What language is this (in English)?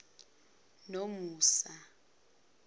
Zulu